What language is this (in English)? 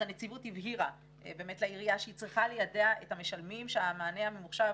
Hebrew